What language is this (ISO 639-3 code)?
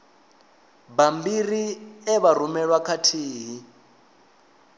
ven